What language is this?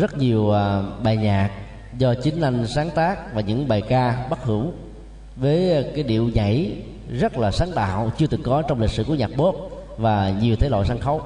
Vietnamese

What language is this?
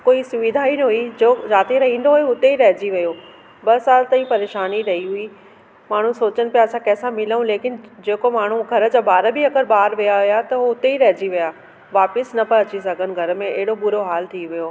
Sindhi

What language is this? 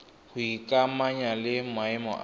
Tswana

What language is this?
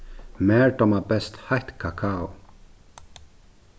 Faroese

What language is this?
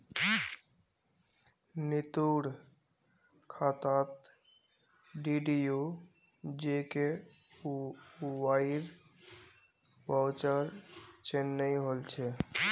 Magahi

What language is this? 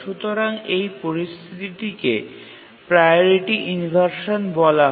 Bangla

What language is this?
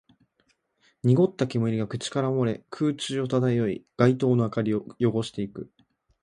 Japanese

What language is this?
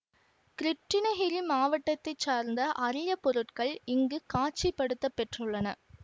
Tamil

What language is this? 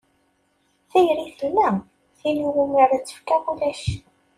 Kabyle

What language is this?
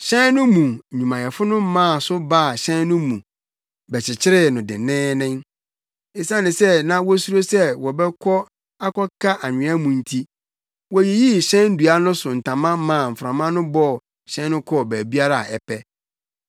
Akan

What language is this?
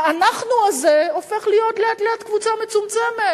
Hebrew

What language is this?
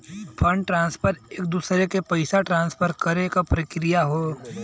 Bhojpuri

